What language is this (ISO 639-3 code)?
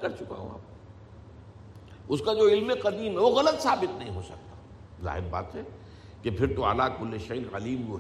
urd